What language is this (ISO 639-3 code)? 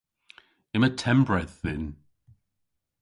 cor